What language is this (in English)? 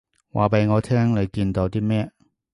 Cantonese